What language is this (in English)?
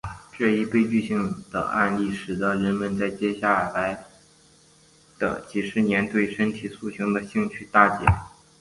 Chinese